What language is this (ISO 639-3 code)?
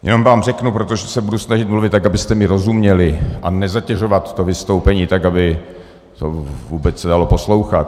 ces